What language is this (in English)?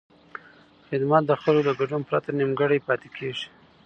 Pashto